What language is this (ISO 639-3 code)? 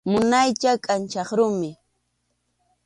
qxu